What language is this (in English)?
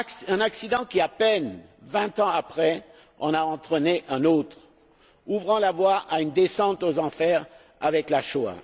French